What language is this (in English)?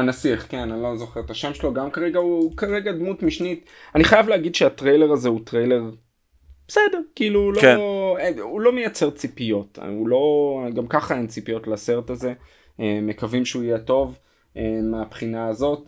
Hebrew